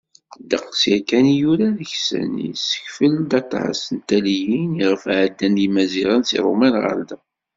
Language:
Kabyle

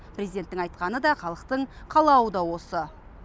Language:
Kazakh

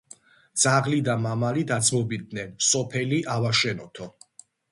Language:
Georgian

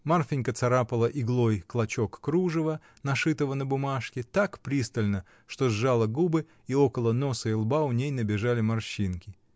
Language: Russian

